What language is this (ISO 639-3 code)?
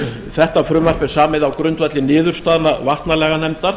isl